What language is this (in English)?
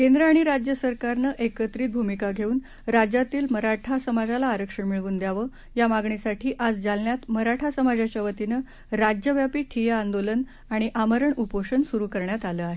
Marathi